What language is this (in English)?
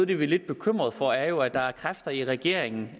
Danish